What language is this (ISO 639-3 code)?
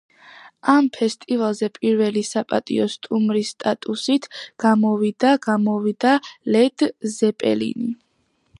kat